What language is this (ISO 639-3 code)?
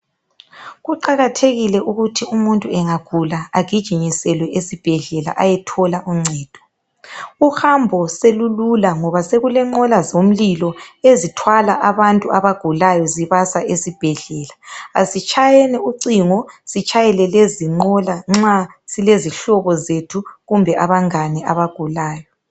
nde